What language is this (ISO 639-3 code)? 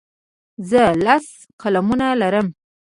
pus